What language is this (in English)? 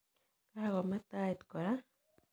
Kalenjin